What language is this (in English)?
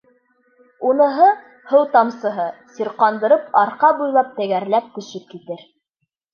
Bashkir